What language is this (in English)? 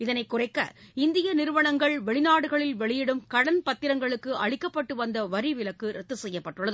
Tamil